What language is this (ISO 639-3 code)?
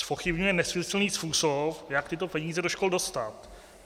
ces